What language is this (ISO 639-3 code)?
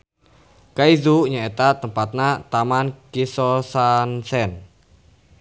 sun